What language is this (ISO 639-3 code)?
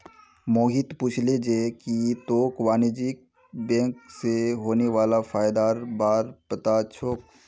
mag